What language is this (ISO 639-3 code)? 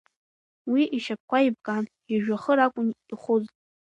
abk